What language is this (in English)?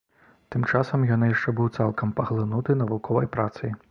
Belarusian